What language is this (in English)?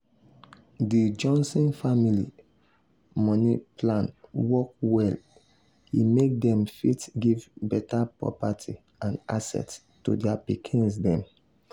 Nigerian Pidgin